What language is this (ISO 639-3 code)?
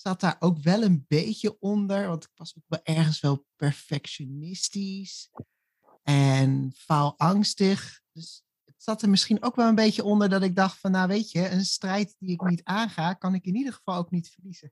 nld